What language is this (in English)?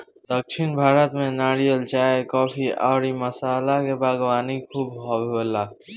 Bhojpuri